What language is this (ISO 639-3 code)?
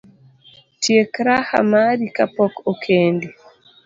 luo